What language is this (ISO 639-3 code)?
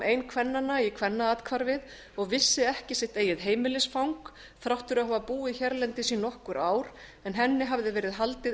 isl